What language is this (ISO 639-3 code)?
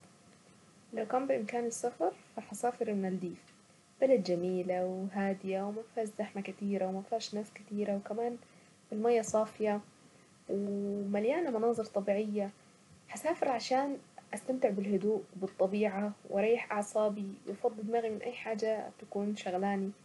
aec